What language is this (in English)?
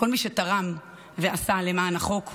Hebrew